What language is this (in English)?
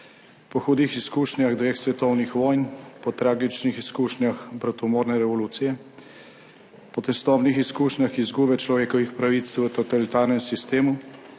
Slovenian